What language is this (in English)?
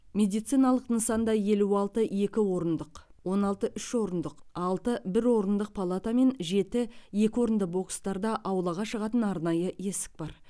Kazakh